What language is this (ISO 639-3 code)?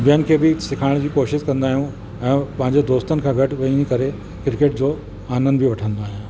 snd